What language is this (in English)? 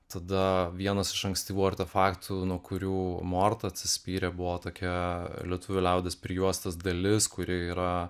Lithuanian